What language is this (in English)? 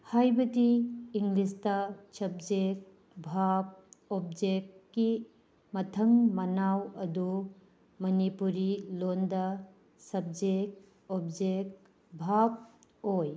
Manipuri